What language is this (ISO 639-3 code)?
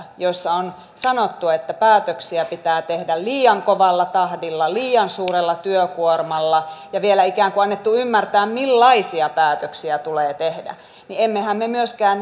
fin